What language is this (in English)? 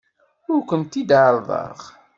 Kabyle